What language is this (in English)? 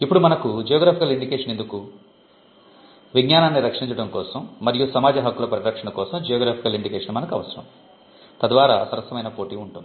Telugu